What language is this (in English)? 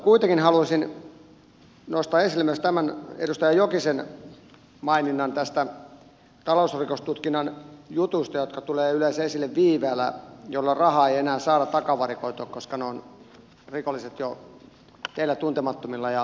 Finnish